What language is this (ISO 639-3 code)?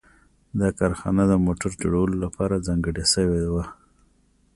pus